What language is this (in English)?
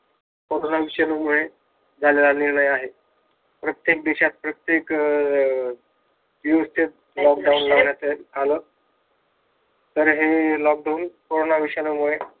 Marathi